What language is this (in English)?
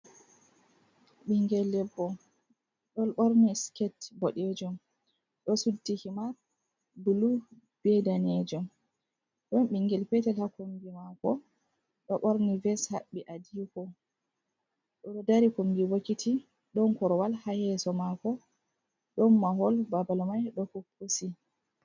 Fula